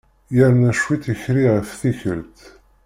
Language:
Kabyle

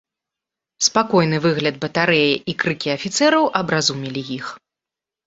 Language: Belarusian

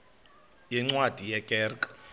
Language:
Xhosa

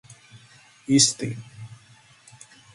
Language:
Georgian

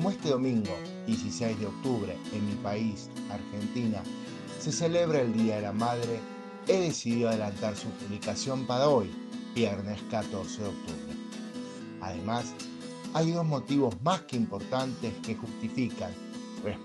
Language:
Spanish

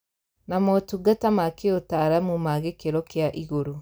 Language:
Kikuyu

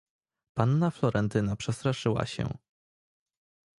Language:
Polish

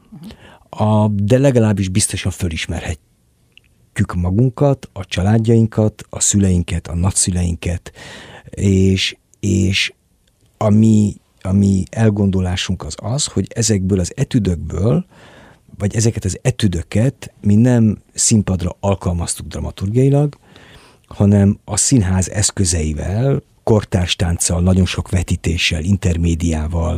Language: Hungarian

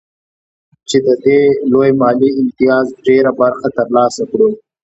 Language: Pashto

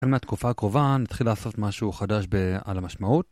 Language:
Hebrew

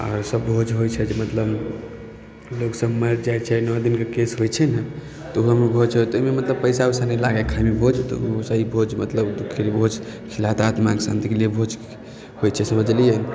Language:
Maithili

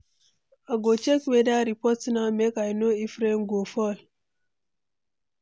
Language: Nigerian Pidgin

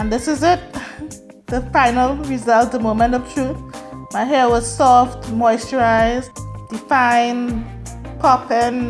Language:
English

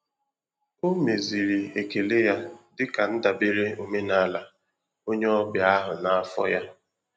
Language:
Igbo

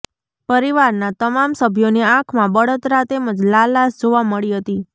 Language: Gujarati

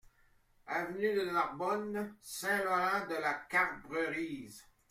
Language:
French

